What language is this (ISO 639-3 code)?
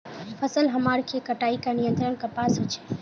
mag